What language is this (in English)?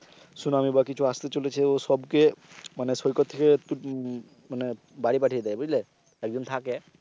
Bangla